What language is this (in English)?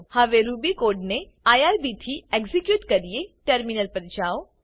Gujarati